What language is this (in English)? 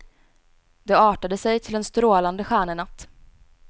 Swedish